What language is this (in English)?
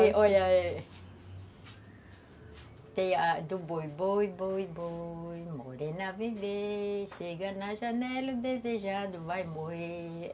Portuguese